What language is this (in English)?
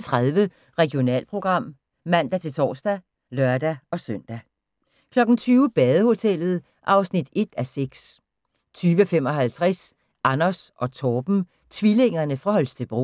Danish